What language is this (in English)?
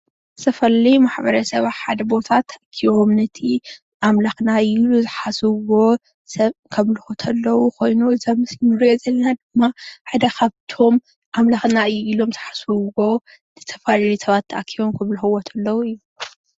Tigrinya